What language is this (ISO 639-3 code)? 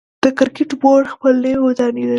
pus